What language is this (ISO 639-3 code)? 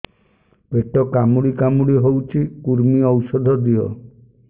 ori